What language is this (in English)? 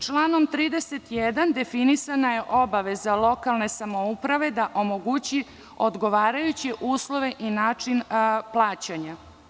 Serbian